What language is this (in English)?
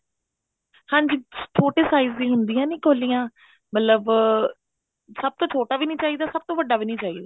Punjabi